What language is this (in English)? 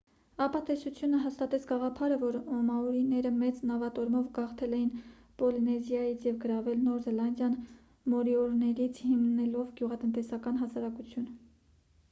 Armenian